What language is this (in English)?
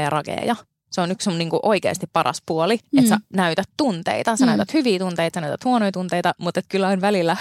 Finnish